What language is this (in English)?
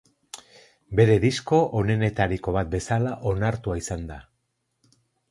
Basque